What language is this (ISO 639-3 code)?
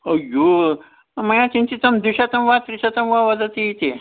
san